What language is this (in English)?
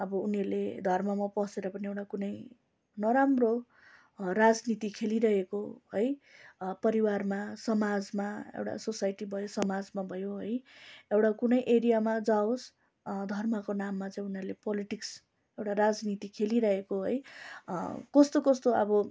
Nepali